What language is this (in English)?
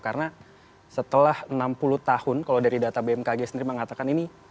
Indonesian